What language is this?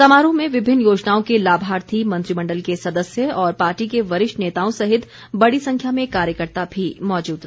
Hindi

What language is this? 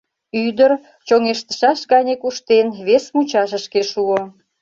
Mari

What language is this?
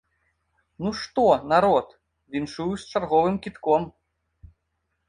Belarusian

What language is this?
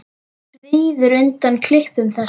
Icelandic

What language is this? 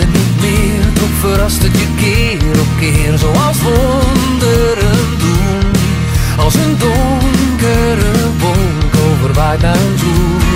Dutch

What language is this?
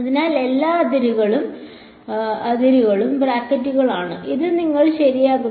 Malayalam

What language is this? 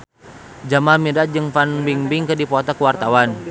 Sundanese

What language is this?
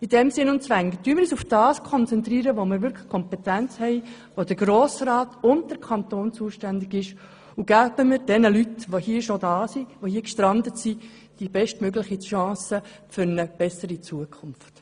Swiss German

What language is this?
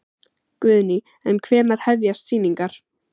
Icelandic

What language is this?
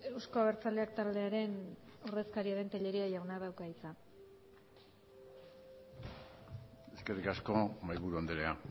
Basque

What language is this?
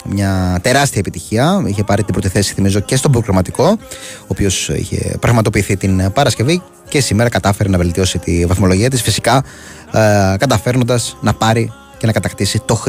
Greek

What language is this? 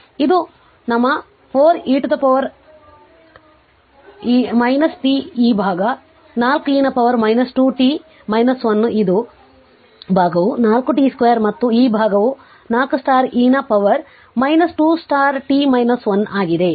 Kannada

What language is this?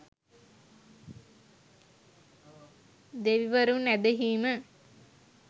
Sinhala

